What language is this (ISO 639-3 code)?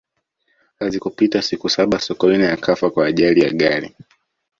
swa